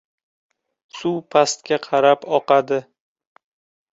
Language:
Uzbek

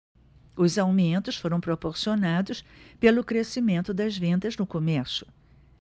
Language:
Portuguese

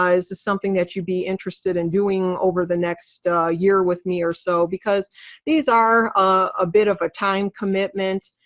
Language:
English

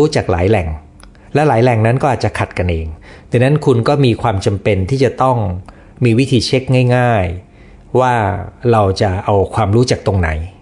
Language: Thai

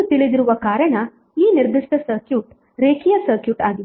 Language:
Kannada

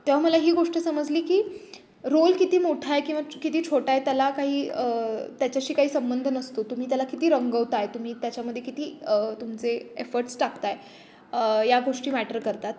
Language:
Marathi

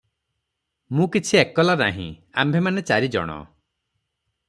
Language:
Odia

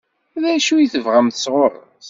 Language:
Kabyle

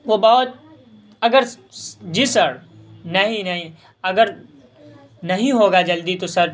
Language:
Urdu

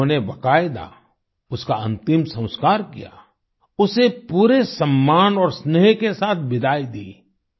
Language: Hindi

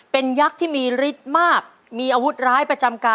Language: Thai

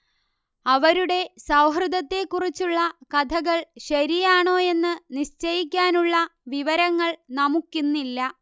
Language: Malayalam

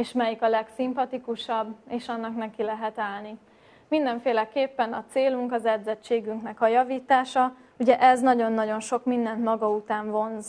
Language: Hungarian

